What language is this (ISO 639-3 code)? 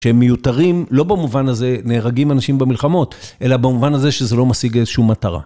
heb